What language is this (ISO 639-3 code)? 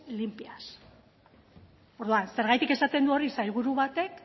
eus